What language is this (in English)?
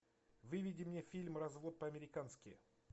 Russian